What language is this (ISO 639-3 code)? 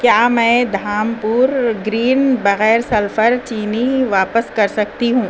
urd